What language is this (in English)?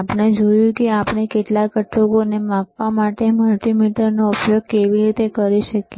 Gujarati